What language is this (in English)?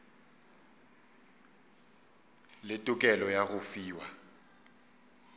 Northern Sotho